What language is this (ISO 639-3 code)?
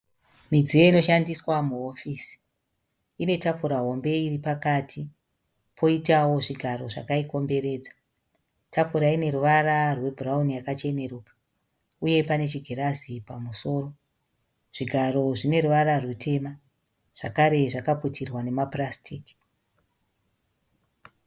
sna